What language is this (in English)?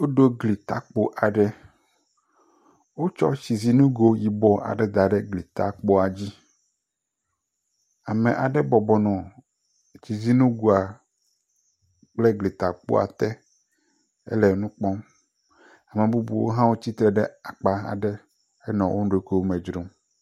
Ewe